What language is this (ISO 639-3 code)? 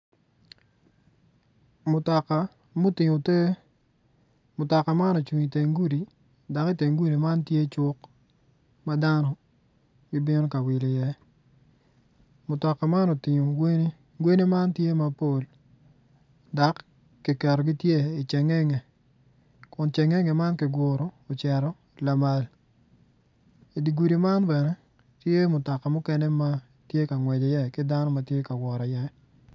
ach